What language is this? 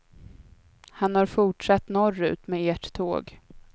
Swedish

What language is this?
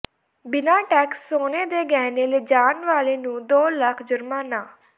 Punjabi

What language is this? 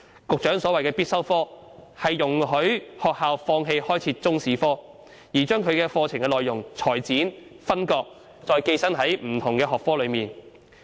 Cantonese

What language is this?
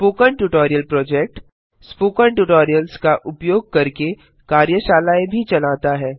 Hindi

